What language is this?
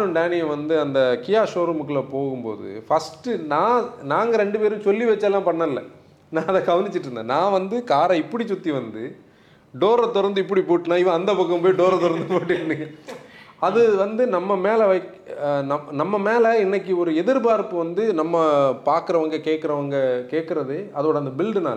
Tamil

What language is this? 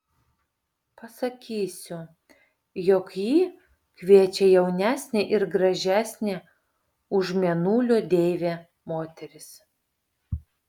Lithuanian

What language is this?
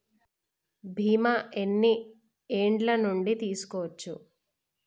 Telugu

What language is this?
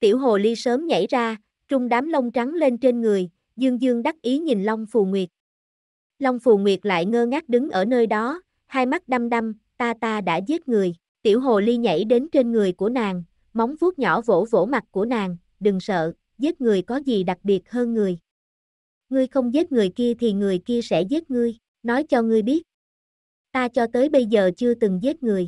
Vietnamese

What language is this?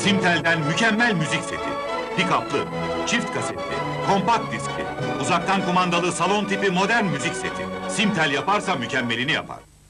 Turkish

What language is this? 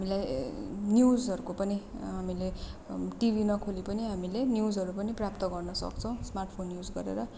Nepali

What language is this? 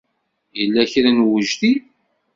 Kabyle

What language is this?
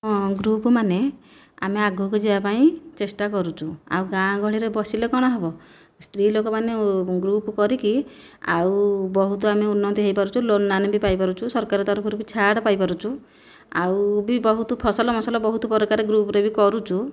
Odia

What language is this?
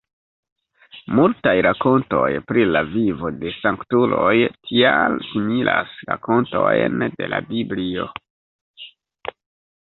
Esperanto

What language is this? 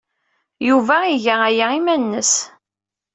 Kabyle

